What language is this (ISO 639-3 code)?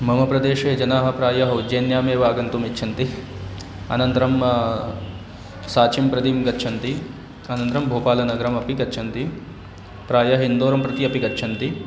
san